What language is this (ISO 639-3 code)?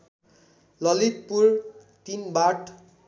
nep